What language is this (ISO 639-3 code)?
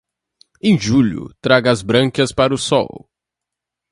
por